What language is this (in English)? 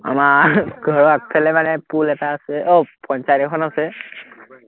Assamese